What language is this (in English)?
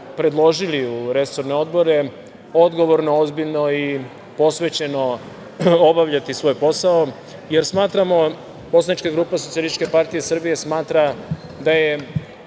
Serbian